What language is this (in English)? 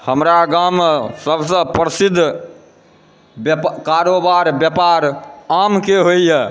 Maithili